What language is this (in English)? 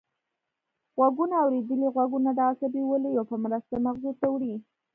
Pashto